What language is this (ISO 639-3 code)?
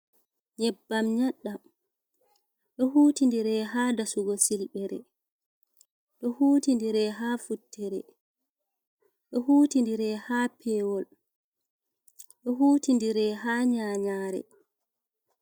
ful